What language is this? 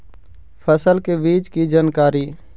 Magahi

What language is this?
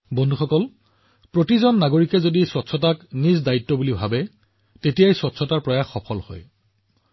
Assamese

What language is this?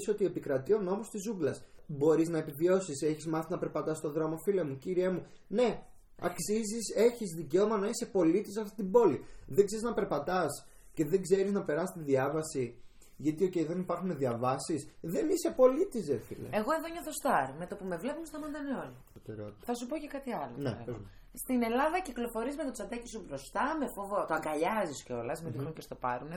Greek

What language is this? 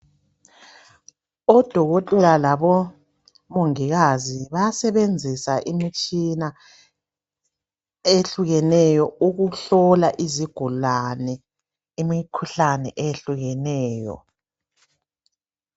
North Ndebele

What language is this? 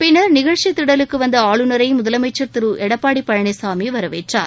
Tamil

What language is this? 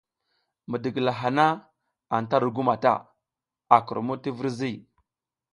South Giziga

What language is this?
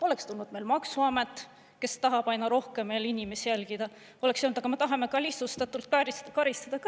Estonian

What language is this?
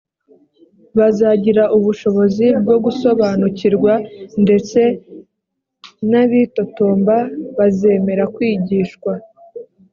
Kinyarwanda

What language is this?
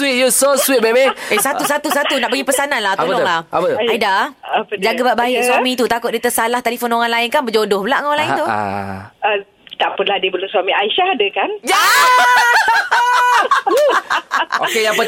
Malay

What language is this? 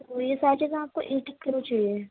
Urdu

